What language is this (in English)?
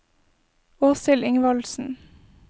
Norwegian